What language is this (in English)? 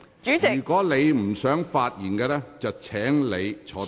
Cantonese